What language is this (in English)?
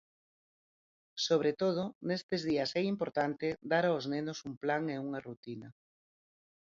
Galician